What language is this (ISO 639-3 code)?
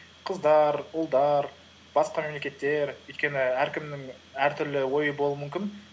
kaz